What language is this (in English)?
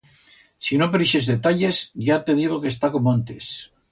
Aragonese